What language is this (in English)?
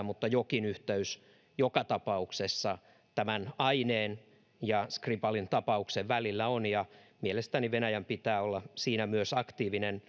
Finnish